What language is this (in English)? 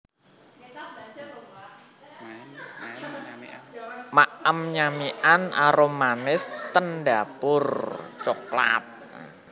Javanese